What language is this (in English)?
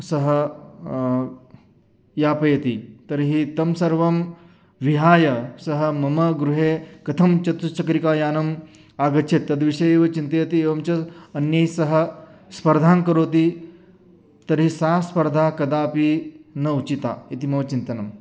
Sanskrit